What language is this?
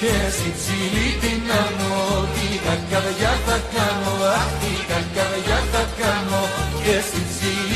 Greek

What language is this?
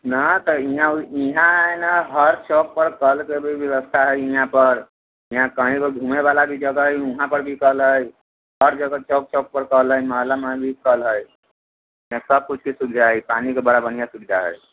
Maithili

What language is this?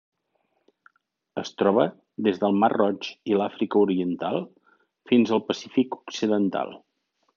Catalan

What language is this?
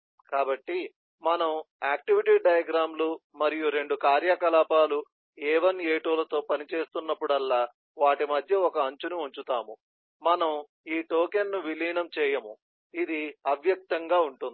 Telugu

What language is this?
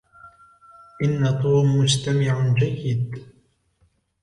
Arabic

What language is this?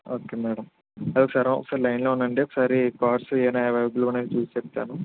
Telugu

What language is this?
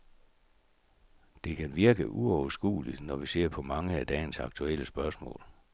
Danish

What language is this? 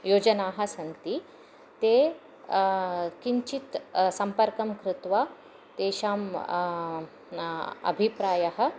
Sanskrit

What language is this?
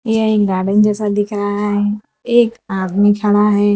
Hindi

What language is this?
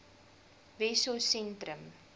Afrikaans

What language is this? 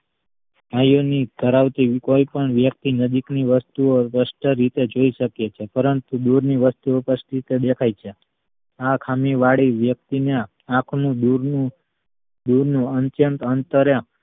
Gujarati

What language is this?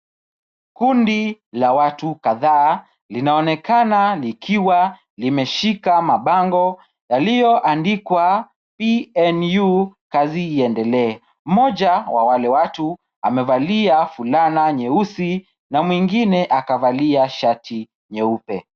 Swahili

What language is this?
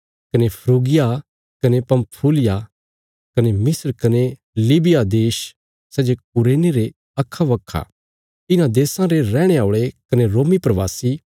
Bilaspuri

